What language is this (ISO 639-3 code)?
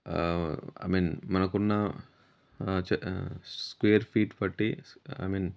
tel